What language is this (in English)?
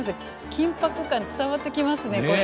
Japanese